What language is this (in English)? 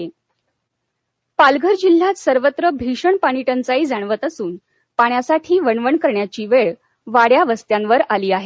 Marathi